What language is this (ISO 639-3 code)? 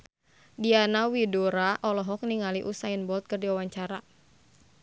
sun